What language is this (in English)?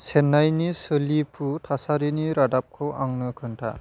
Bodo